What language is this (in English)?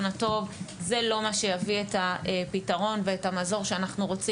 Hebrew